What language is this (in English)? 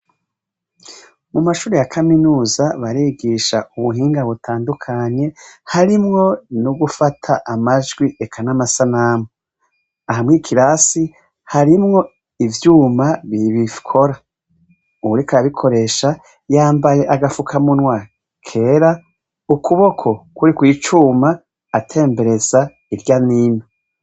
Rundi